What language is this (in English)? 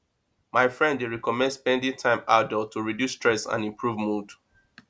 Nigerian Pidgin